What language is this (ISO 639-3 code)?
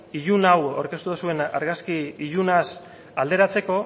eus